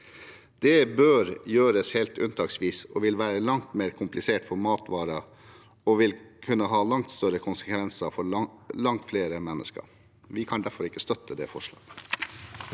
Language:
Norwegian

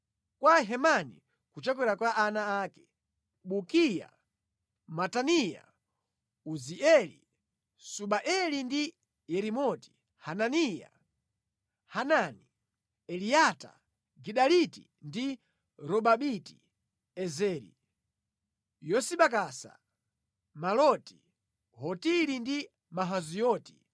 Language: Nyanja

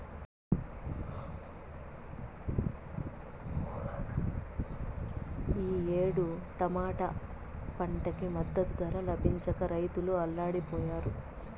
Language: Telugu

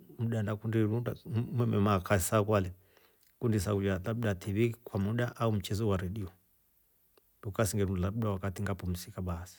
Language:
Rombo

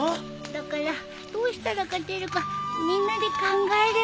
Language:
Japanese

